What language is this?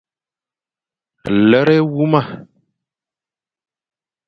Fang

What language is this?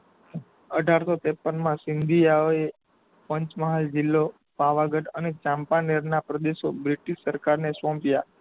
Gujarati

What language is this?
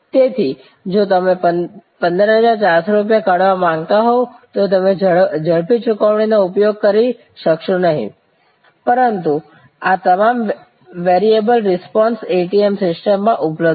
Gujarati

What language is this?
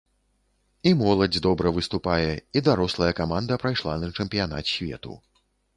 Belarusian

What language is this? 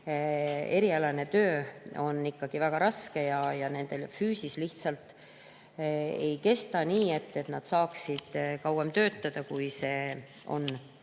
Estonian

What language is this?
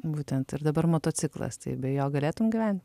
Lithuanian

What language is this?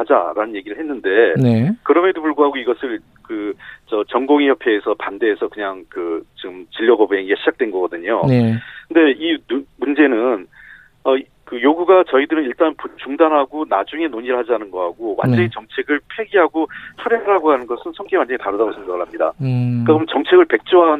Korean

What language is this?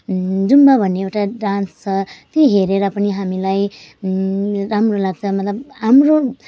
Nepali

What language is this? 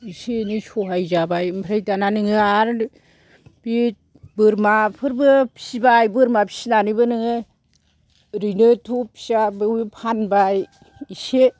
Bodo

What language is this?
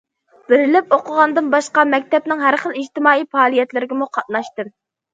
Uyghur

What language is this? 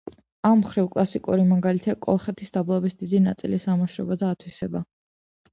Georgian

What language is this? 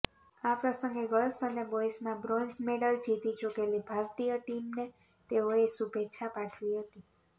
Gujarati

